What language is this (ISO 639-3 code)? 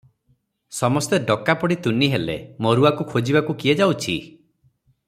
ori